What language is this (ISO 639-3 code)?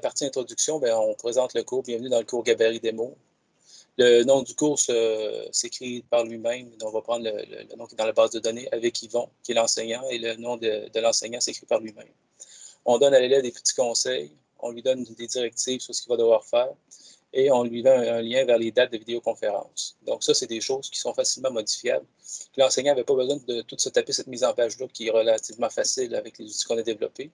fra